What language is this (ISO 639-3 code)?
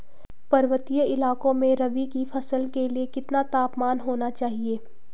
hin